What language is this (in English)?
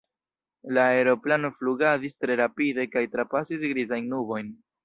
Esperanto